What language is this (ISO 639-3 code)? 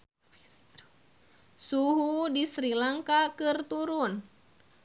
sun